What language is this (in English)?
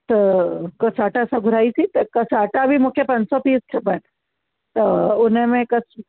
Sindhi